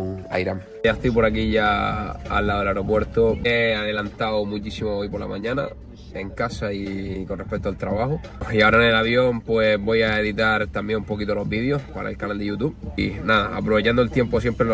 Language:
Spanish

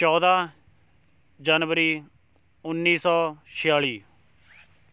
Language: Punjabi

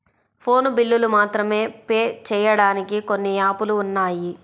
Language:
Telugu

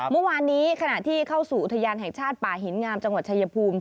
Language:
Thai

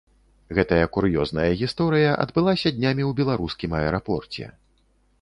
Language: Belarusian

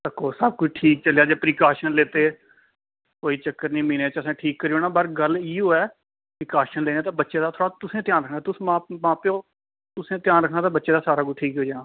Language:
Dogri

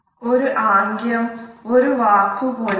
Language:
Malayalam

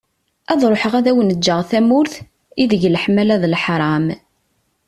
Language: Kabyle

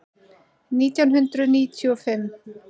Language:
Icelandic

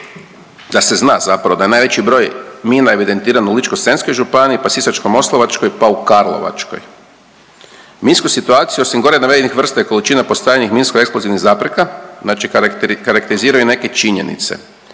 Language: Croatian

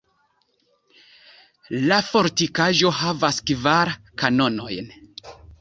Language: Esperanto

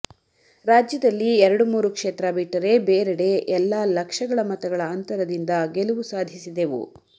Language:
Kannada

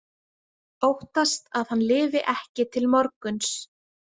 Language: Icelandic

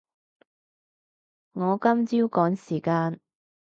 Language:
Cantonese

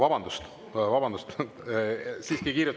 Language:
Estonian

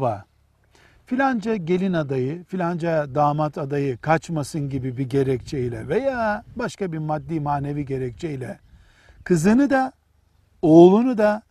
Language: Turkish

